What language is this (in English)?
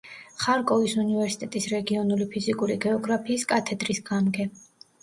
Georgian